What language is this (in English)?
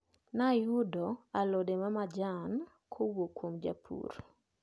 Luo (Kenya and Tanzania)